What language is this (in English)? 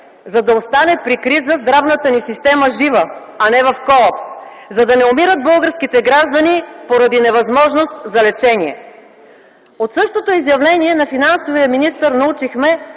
Bulgarian